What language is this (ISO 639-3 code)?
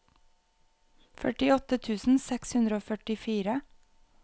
nor